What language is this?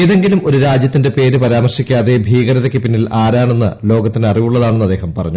Malayalam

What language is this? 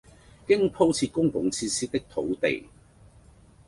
Cantonese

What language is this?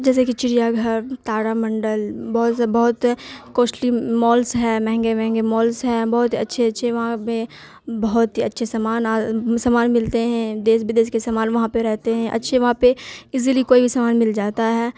Urdu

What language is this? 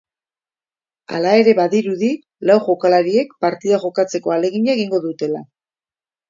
Basque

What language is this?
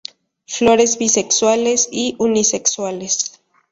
Spanish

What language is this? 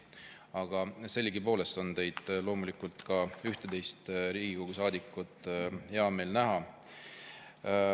Estonian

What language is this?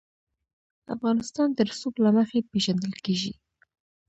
Pashto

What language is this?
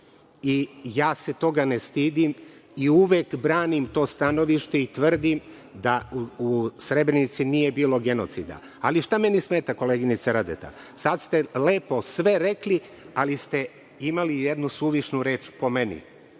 Serbian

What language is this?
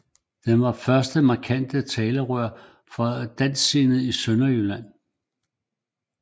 Danish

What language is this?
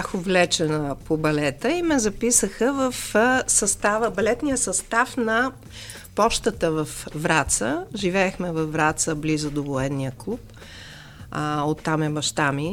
Bulgarian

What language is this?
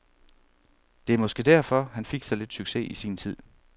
Danish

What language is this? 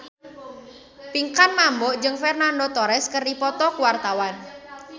Sundanese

